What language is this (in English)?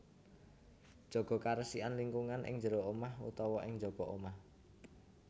Javanese